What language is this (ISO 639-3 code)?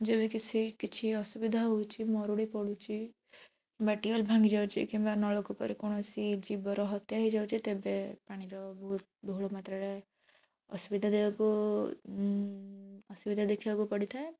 ori